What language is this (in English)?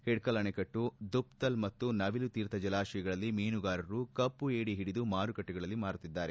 Kannada